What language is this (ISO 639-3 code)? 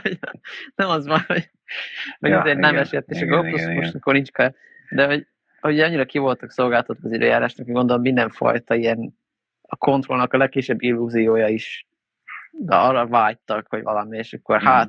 hun